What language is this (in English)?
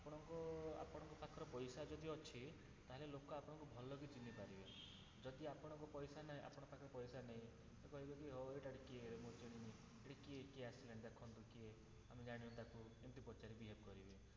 Odia